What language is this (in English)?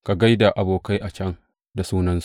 Hausa